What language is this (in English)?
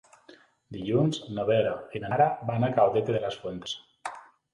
Catalan